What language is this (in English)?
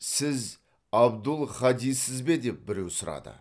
Kazakh